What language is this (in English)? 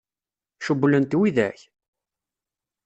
Kabyle